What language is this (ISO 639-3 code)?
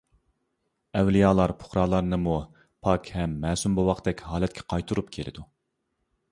uig